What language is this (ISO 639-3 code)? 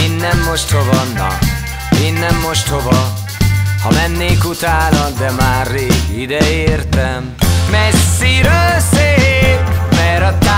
hun